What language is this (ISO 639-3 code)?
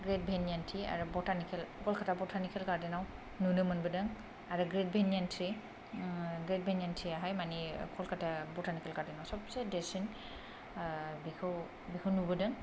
brx